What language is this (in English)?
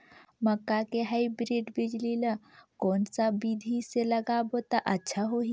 Chhattisgarhi